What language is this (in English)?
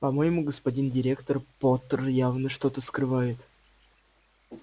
Russian